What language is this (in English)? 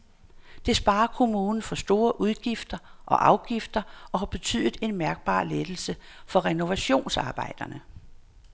Danish